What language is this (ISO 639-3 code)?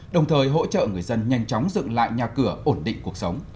vie